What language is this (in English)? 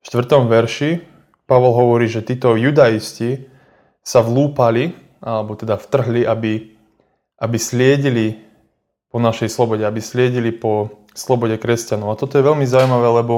Slovak